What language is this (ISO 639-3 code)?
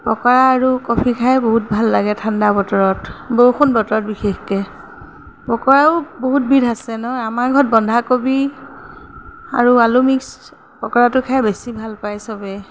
asm